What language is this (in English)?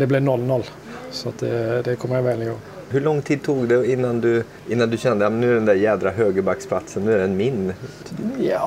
Swedish